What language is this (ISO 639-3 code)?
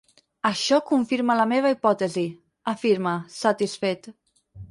cat